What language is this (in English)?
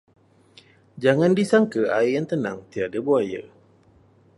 Malay